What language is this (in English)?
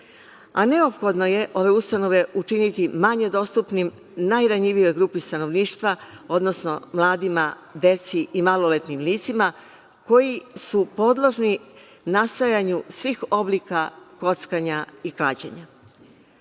Serbian